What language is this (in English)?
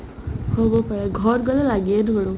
Assamese